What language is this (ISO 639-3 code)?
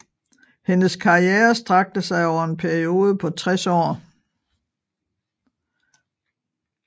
dan